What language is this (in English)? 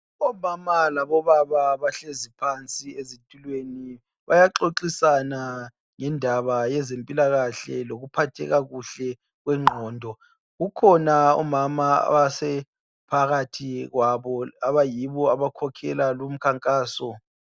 North Ndebele